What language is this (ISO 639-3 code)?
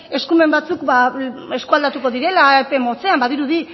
eus